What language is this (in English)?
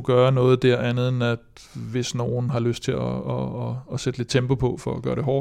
Danish